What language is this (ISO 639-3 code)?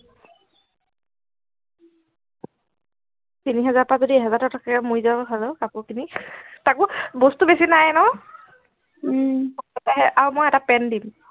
asm